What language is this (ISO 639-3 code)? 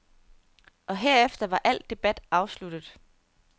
dan